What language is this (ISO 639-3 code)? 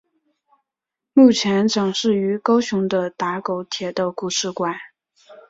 zho